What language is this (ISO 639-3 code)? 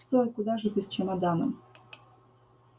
rus